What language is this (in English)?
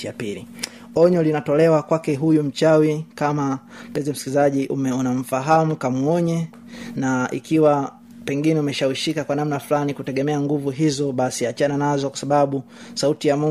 Swahili